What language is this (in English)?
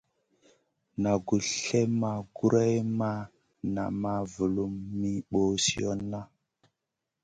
Masana